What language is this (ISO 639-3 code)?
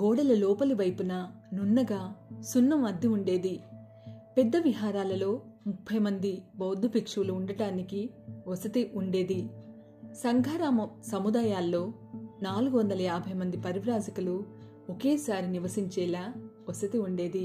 tel